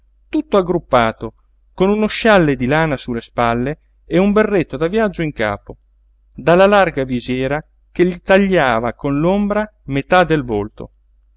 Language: Italian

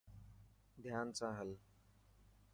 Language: Dhatki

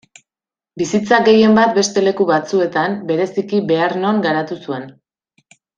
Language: Basque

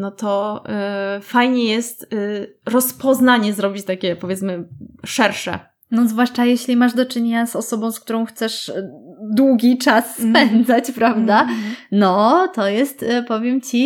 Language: Polish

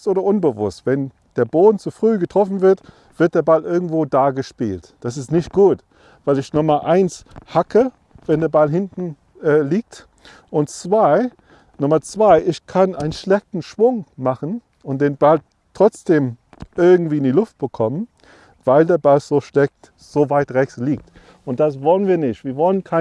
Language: German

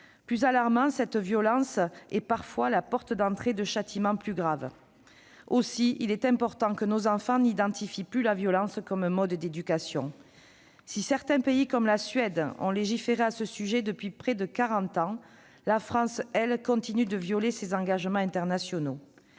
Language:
French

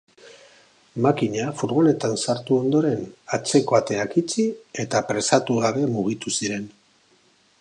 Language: Basque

